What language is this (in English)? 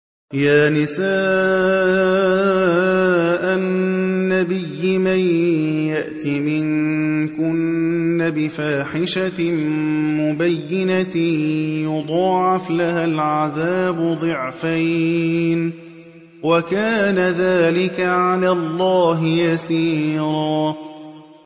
Arabic